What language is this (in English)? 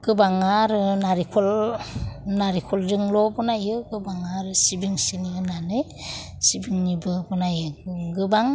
Bodo